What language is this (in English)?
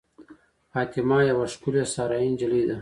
Pashto